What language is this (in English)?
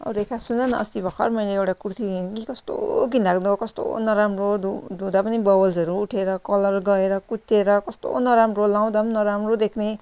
Nepali